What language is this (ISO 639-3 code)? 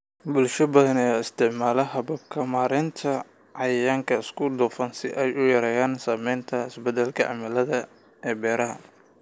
som